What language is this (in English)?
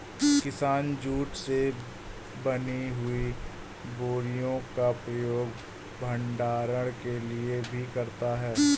Hindi